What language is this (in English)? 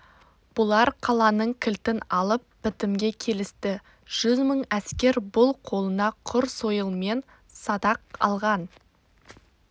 Kazakh